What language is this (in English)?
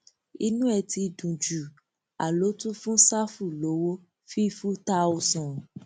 Yoruba